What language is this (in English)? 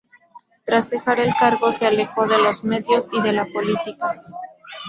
Spanish